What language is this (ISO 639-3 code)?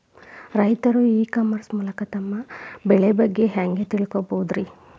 kan